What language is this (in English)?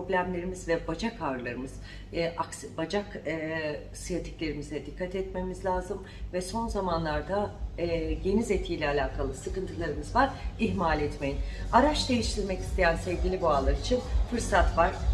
Turkish